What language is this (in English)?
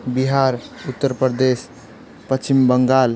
Nepali